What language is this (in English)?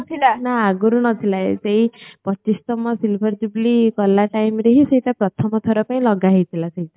Odia